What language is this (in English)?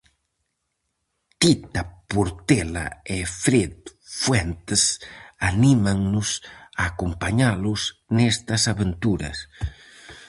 Galician